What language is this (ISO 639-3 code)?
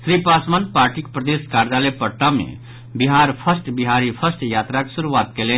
mai